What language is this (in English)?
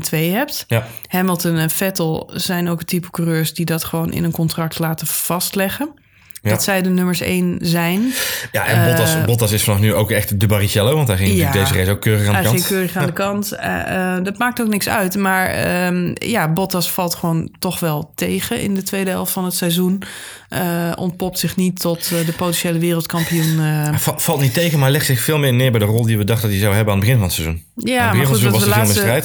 Dutch